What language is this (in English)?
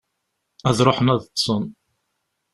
Kabyle